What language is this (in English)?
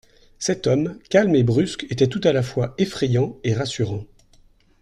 French